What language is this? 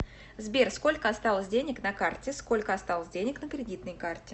Russian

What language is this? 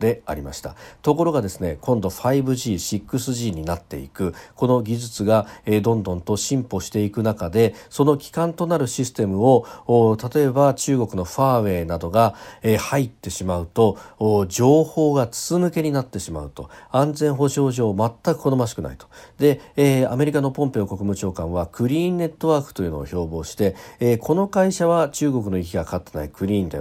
Japanese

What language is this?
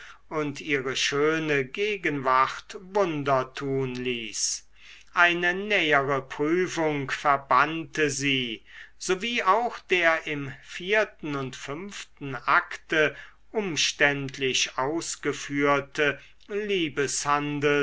German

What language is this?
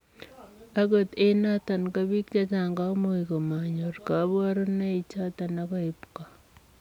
Kalenjin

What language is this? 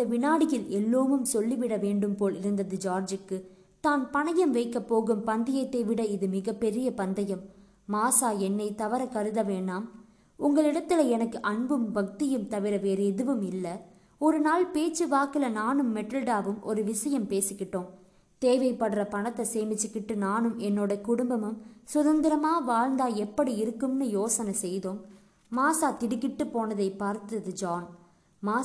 Tamil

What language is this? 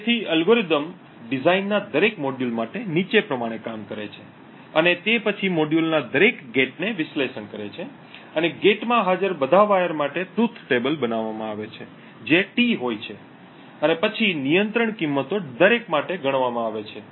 Gujarati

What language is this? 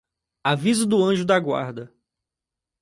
Portuguese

